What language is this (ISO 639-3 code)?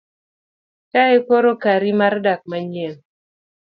luo